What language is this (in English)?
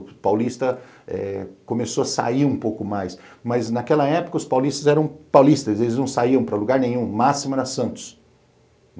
Portuguese